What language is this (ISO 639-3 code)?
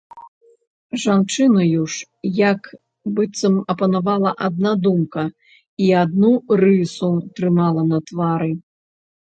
bel